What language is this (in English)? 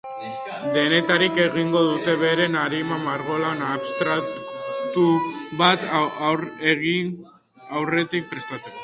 Basque